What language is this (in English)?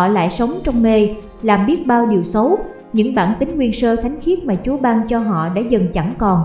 Vietnamese